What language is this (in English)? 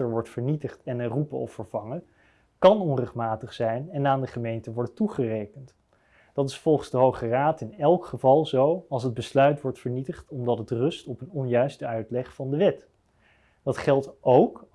Dutch